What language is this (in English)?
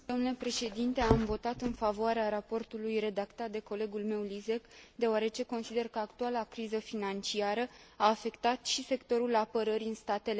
Romanian